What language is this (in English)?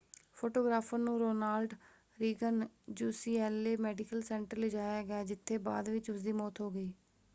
Punjabi